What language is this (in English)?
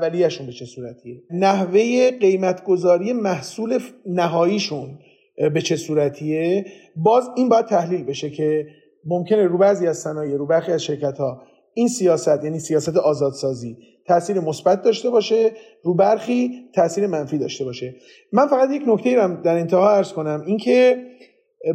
Persian